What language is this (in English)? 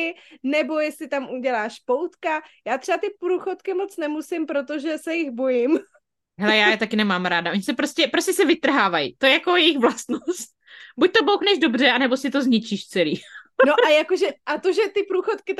Czech